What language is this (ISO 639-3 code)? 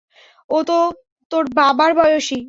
ben